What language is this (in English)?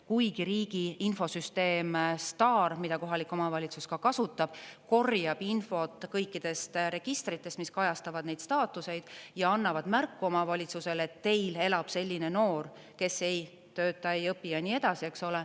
Estonian